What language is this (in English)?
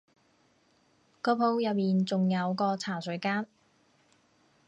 Cantonese